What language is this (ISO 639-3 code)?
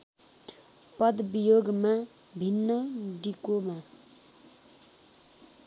nep